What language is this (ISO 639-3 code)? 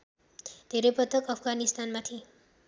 nep